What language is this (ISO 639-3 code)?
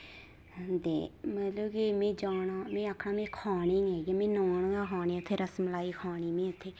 doi